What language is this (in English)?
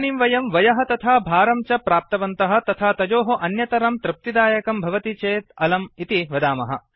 Sanskrit